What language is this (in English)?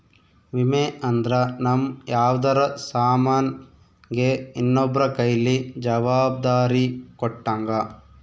Kannada